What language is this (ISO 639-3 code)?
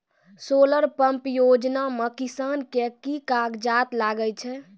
mai